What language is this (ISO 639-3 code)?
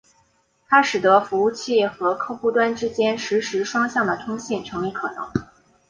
zho